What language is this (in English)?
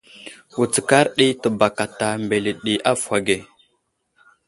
Wuzlam